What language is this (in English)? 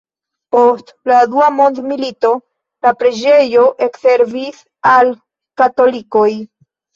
Esperanto